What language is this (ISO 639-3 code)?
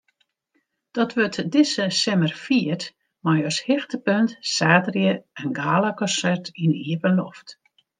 fry